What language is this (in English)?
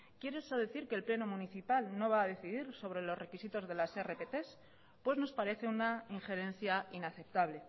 Spanish